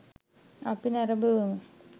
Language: Sinhala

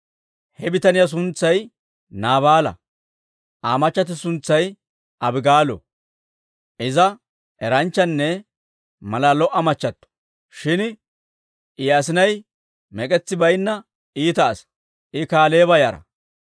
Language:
Dawro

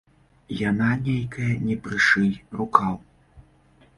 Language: Belarusian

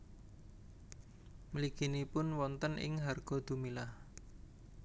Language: Javanese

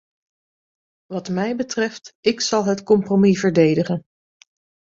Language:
Dutch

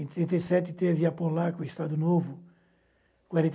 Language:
Portuguese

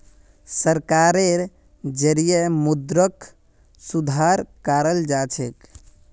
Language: Magahi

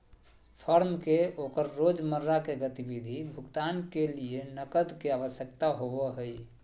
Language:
Magahi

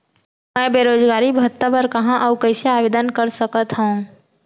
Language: Chhattisgarhi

